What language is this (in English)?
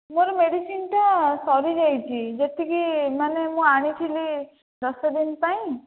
Odia